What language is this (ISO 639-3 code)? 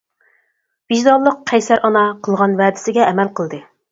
uig